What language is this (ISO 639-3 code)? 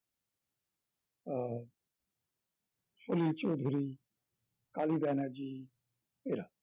ben